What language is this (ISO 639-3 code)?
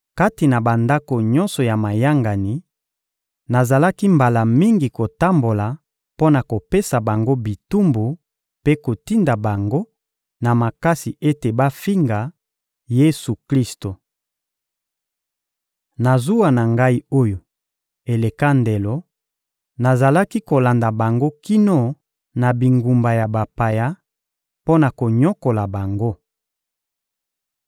lin